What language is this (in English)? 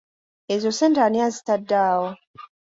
Ganda